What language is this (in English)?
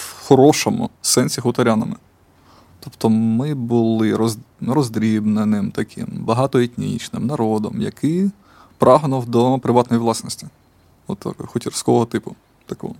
Ukrainian